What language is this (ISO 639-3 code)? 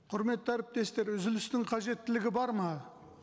kaz